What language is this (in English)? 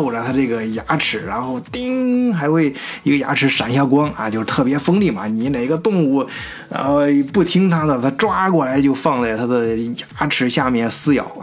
Chinese